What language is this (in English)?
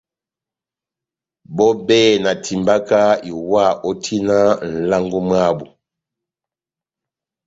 Batanga